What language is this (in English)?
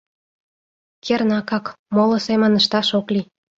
Mari